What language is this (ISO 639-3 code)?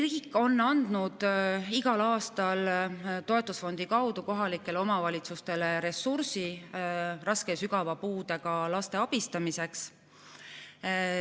est